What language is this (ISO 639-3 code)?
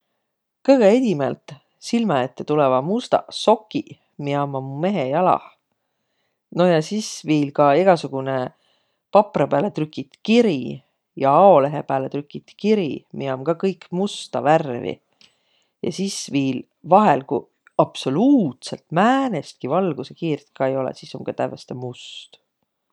vro